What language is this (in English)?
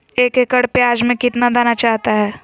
Magahi